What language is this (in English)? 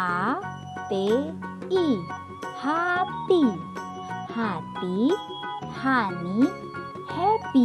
Indonesian